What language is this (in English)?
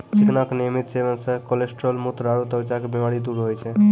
Maithili